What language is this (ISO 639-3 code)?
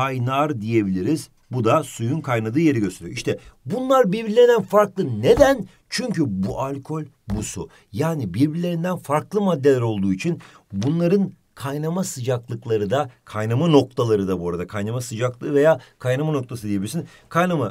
tur